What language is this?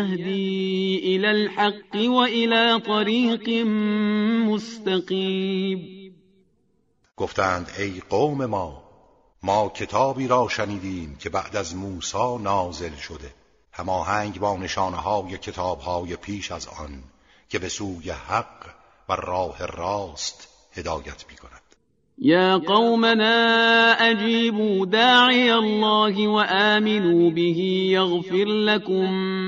Persian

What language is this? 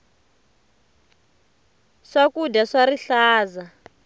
Tsonga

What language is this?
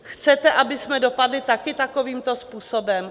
Czech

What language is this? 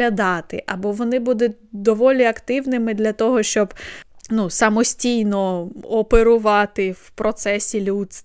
Ukrainian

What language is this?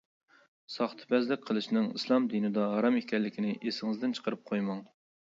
Uyghur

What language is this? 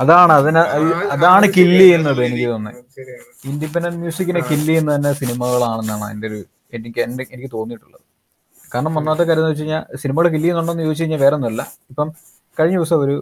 Malayalam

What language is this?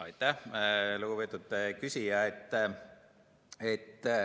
Estonian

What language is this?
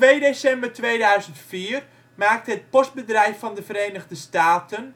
Dutch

